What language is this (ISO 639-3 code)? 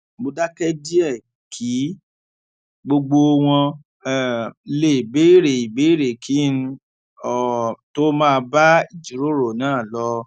yor